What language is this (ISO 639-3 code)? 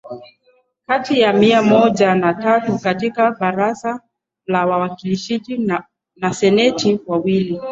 swa